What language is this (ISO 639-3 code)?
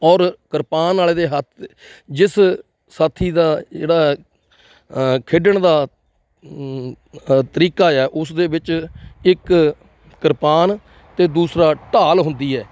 pan